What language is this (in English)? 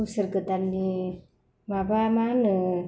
Bodo